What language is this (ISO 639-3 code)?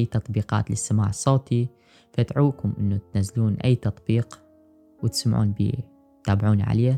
ara